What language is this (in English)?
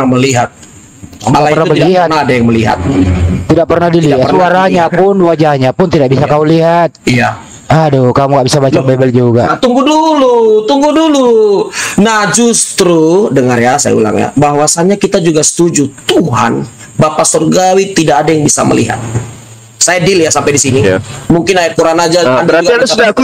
Indonesian